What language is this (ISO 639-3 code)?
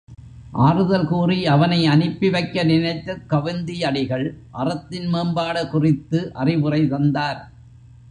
tam